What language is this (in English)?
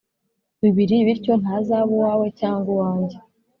Kinyarwanda